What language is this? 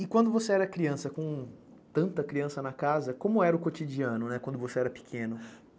Portuguese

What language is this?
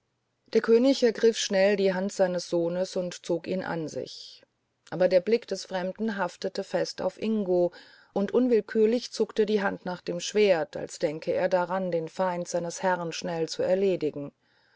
German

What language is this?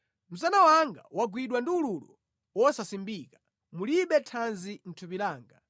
Nyanja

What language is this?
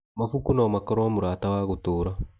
Kikuyu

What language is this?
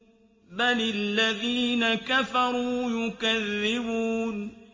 Arabic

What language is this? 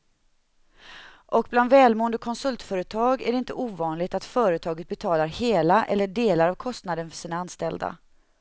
Swedish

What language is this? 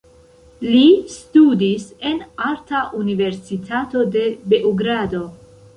Esperanto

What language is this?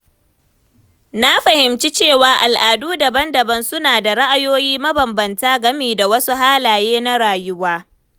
Hausa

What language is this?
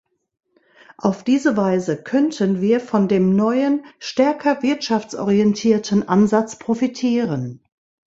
German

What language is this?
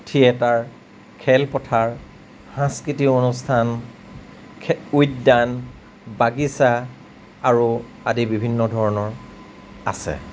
Assamese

